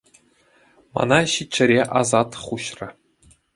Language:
Chuvash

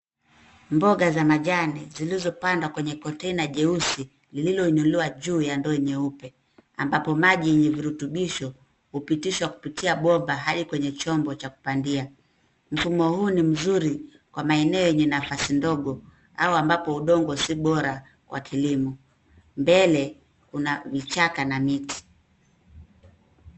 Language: Swahili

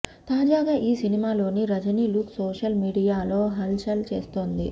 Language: Telugu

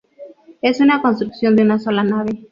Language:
Spanish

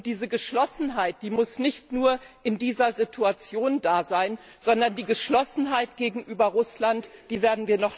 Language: German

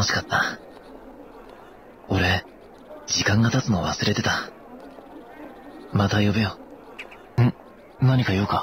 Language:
Japanese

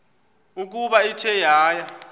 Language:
Xhosa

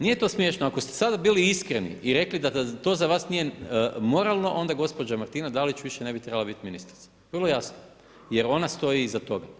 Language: Croatian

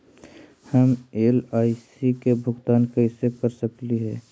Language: Magahi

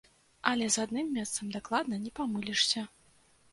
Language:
Belarusian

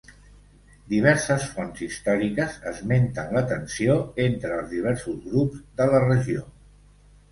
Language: Catalan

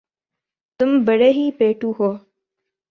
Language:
Urdu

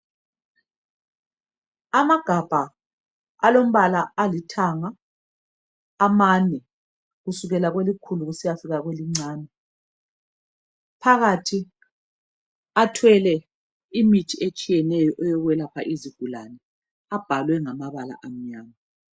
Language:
North Ndebele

